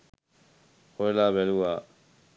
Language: Sinhala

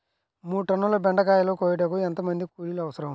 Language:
Telugu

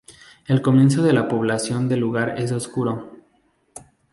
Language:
Spanish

